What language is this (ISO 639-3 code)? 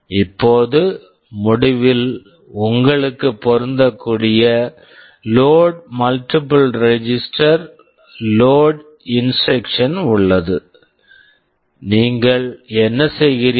tam